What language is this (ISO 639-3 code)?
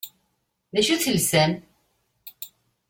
kab